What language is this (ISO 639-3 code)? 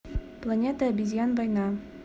rus